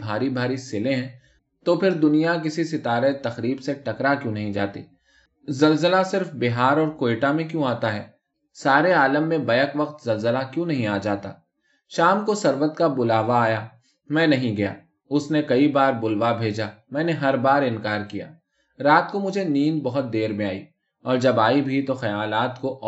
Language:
Urdu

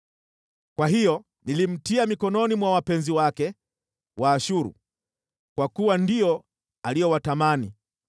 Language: Swahili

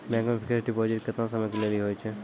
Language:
Maithili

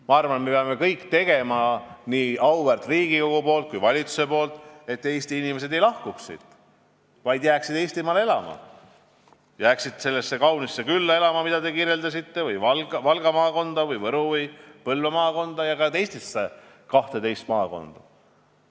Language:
Estonian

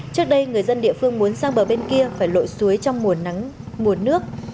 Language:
Vietnamese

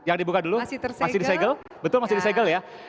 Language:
Indonesian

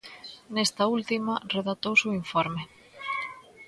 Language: Galician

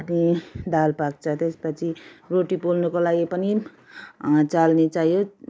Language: Nepali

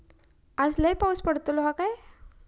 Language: Marathi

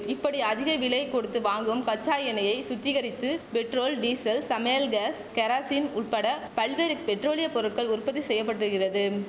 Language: Tamil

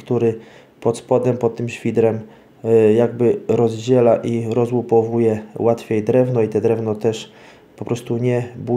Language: Polish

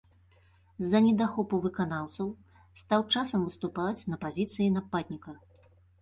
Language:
Belarusian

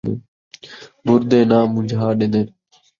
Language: Saraiki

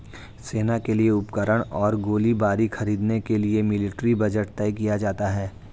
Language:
Hindi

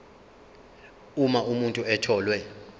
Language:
Zulu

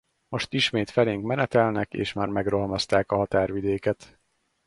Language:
Hungarian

